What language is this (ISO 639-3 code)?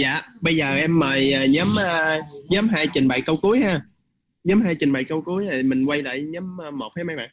vie